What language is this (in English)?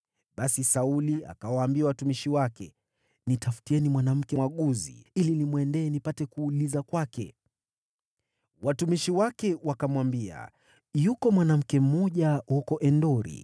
Swahili